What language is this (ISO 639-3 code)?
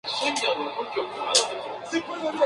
spa